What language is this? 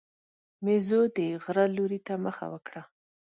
Pashto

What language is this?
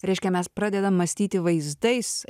Lithuanian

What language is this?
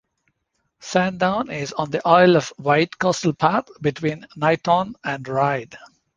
English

